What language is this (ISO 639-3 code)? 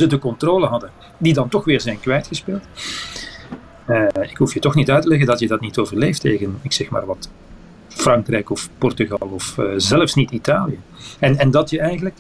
nld